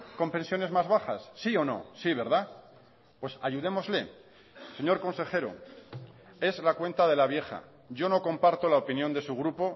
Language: Spanish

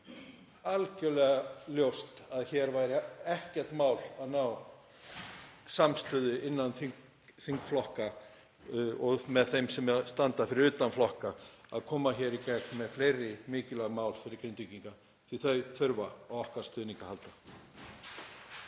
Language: Icelandic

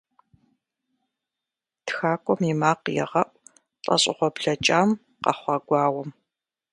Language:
Kabardian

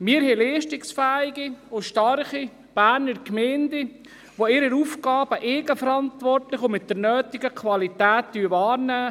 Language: Swiss German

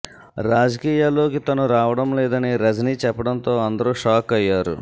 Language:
Telugu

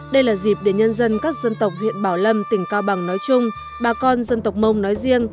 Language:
Vietnamese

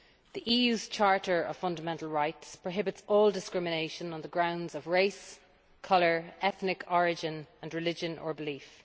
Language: English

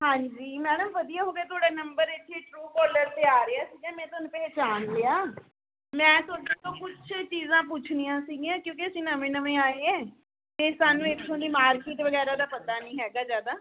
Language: Punjabi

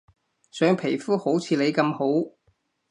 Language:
Cantonese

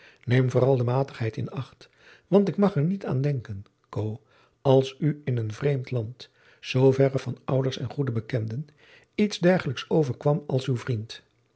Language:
Dutch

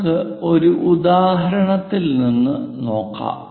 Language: Malayalam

